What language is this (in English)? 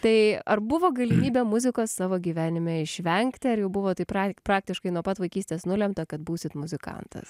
Lithuanian